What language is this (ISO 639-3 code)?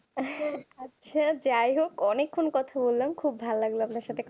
ben